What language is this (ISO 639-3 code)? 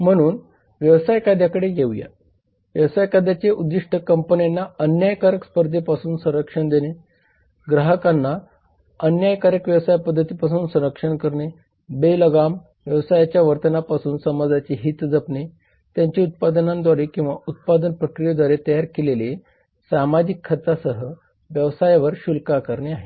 mar